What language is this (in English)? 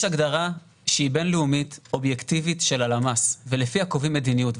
Hebrew